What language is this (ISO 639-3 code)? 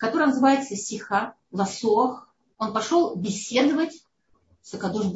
rus